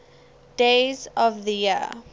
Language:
English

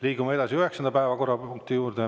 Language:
Estonian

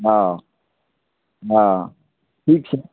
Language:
Maithili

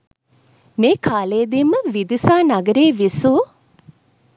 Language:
Sinhala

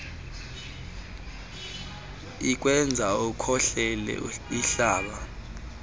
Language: Xhosa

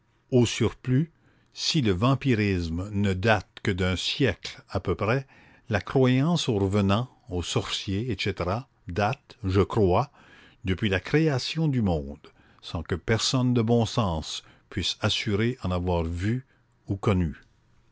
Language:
French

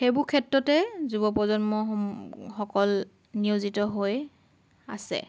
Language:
Assamese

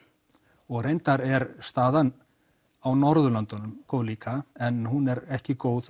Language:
Icelandic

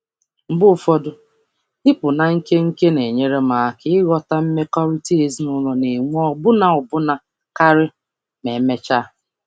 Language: Igbo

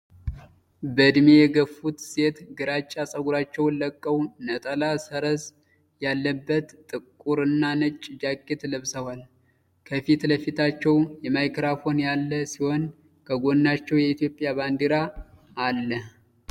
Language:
Amharic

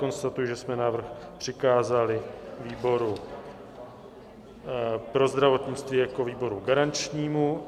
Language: Czech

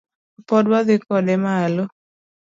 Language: Luo (Kenya and Tanzania)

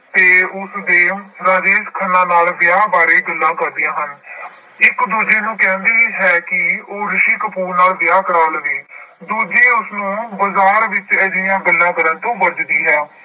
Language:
Punjabi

